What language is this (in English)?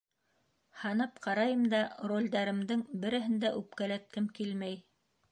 Bashkir